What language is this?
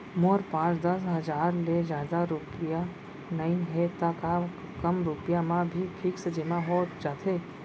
Chhattisgarhi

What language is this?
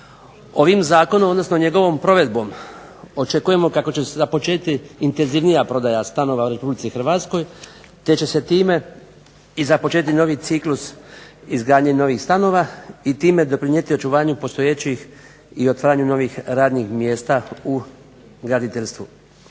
Croatian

